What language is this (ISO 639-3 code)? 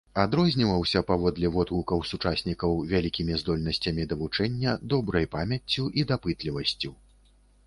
bel